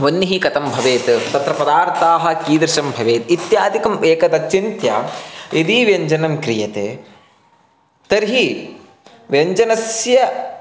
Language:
Sanskrit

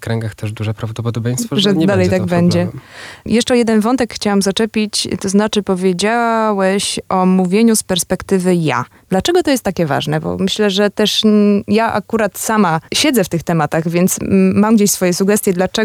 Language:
Polish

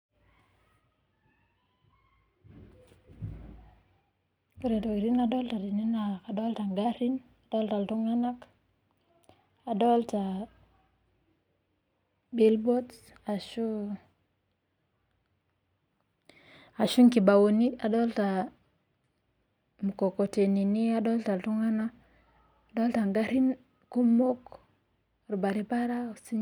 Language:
Masai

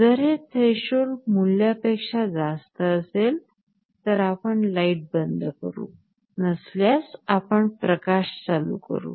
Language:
Marathi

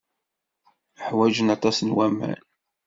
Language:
Kabyle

